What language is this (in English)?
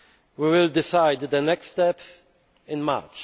English